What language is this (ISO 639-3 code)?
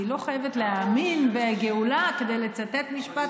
heb